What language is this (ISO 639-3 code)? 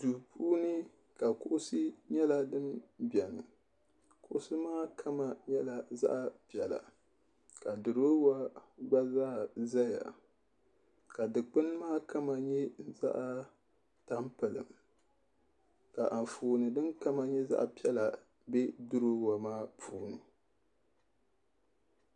dag